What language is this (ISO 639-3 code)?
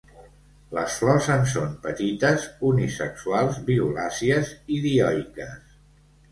cat